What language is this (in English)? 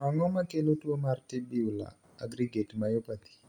Luo (Kenya and Tanzania)